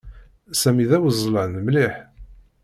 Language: Kabyle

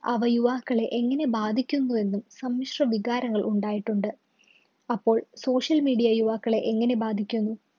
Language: Malayalam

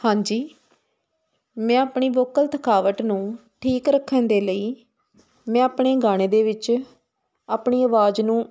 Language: Punjabi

